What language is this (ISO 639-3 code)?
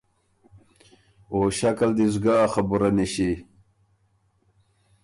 oru